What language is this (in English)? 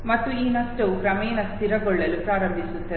Kannada